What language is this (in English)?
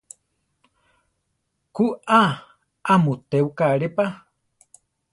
Central Tarahumara